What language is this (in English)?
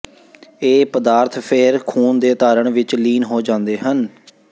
Punjabi